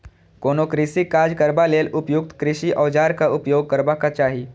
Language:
Maithili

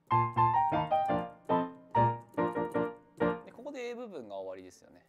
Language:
Japanese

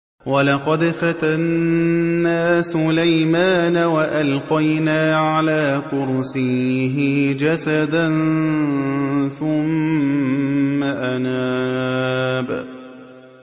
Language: Arabic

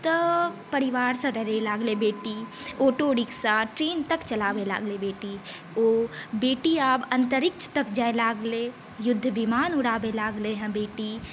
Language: Maithili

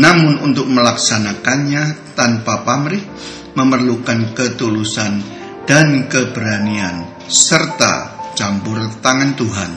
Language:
Indonesian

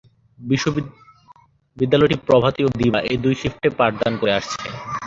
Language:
Bangla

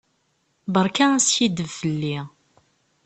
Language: Kabyle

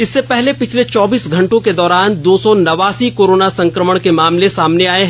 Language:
Hindi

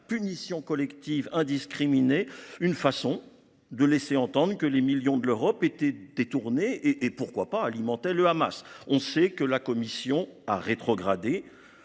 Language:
French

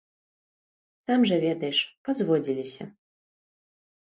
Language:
Belarusian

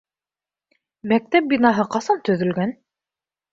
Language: Bashkir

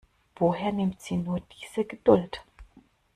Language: German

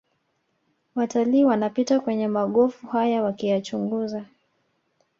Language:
Swahili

